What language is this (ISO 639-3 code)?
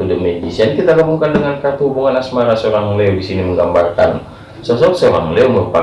ind